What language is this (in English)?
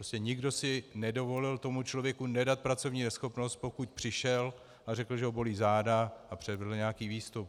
Czech